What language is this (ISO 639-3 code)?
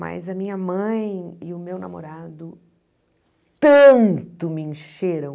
por